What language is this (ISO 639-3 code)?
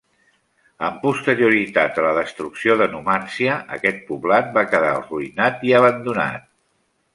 cat